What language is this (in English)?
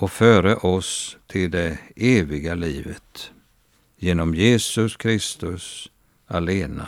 Swedish